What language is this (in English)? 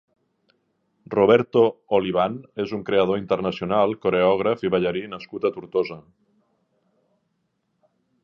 Catalan